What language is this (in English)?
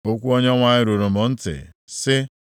Igbo